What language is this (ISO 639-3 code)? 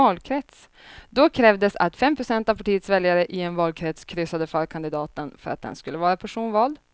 swe